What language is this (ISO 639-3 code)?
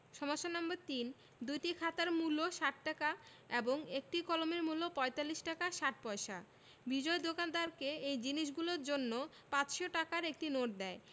ben